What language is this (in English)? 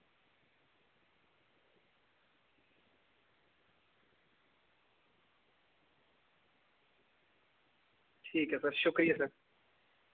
Dogri